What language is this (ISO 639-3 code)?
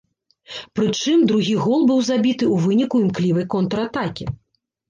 bel